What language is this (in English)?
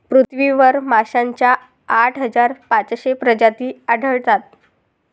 Marathi